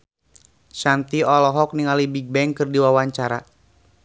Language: Sundanese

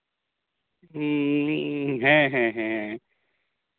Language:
Santali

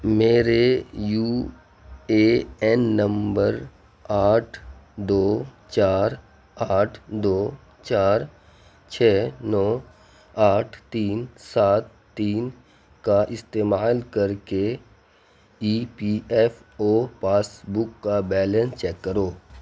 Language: Urdu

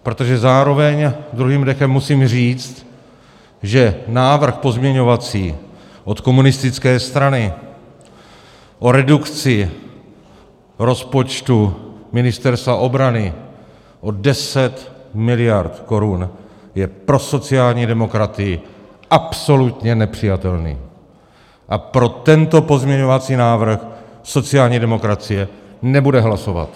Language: Czech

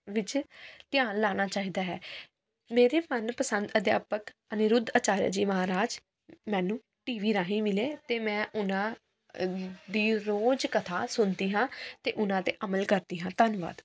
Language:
Punjabi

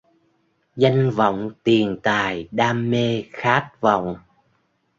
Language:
Vietnamese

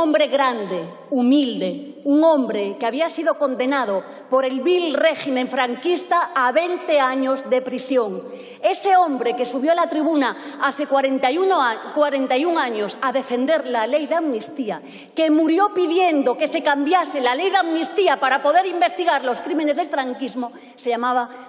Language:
Spanish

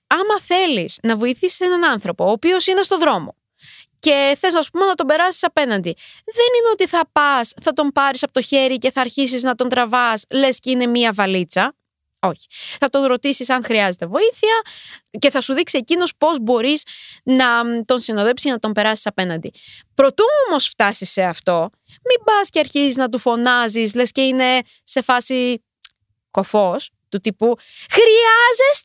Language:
Greek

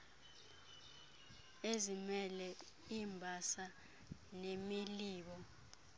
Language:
Xhosa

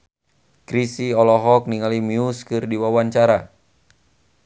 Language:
Sundanese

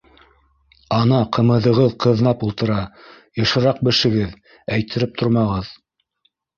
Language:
Bashkir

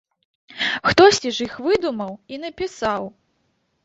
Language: Belarusian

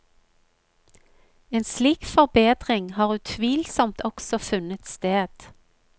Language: Norwegian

